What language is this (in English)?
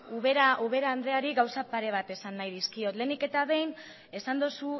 Basque